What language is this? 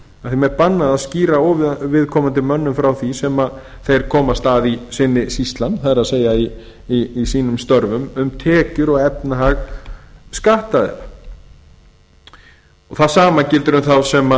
Icelandic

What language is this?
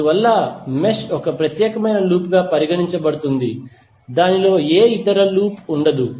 Telugu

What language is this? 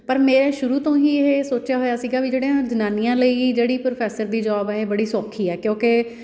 Punjabi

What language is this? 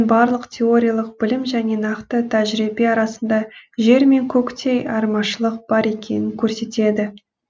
Kazakh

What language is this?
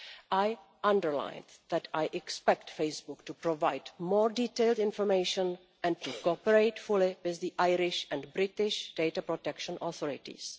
English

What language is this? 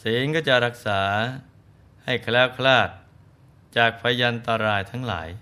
Thai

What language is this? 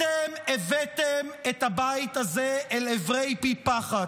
Hebrew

